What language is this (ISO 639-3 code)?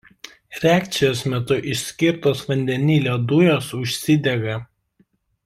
lit